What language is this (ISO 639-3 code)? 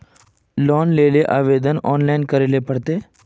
mag